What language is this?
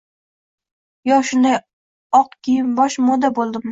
Uzbek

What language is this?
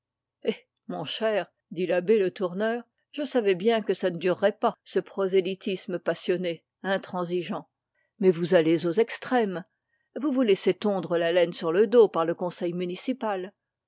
French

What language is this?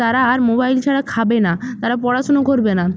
Bangla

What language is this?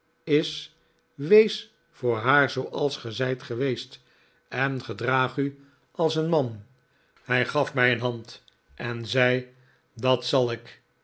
Dutch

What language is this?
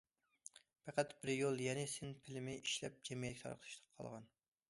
Uyghur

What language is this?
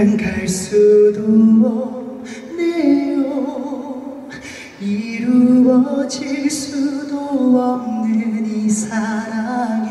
Thai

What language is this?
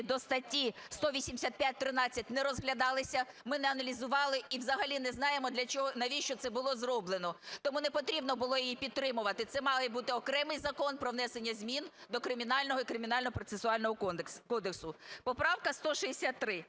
Ukrainian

